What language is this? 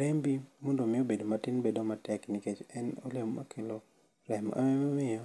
Luo (Kenya and Tanzania)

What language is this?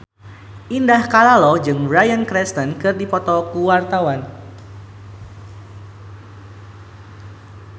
Sundanese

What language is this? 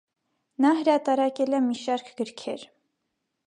Armenian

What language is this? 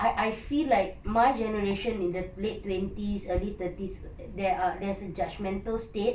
English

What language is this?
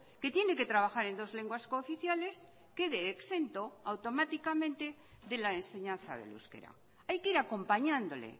Spanish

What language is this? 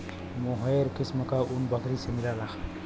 Bhojpuri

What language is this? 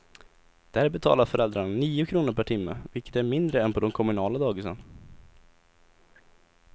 Swedish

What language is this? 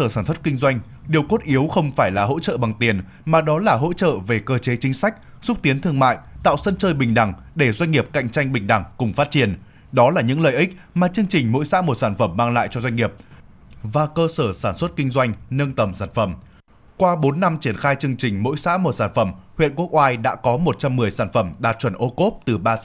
Vietnamese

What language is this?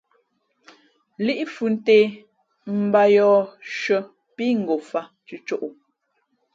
Fe'fe'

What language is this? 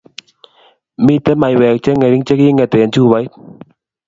Kalenjin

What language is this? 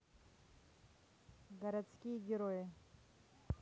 Russian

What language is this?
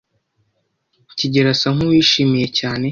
Kinyarwanda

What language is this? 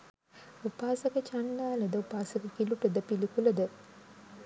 Sinhala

